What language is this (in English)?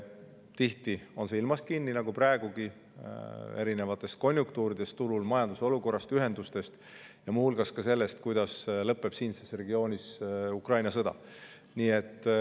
Estonian